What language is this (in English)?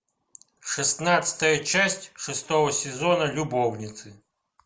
Russian